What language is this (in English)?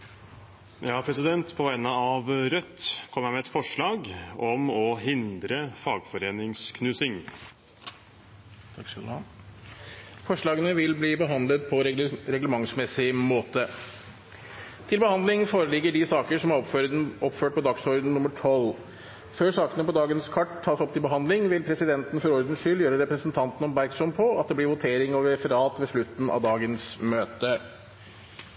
Norwegian Bokmål